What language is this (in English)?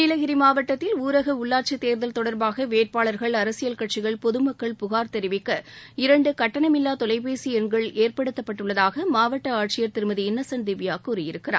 Tamil